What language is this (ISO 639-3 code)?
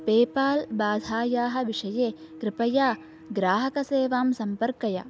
san